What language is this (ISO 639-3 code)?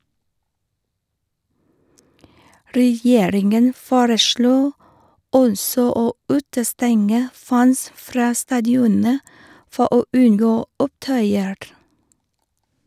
nor